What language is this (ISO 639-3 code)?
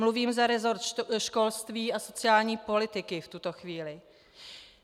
ces